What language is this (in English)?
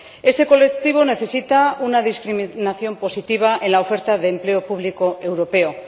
Spanish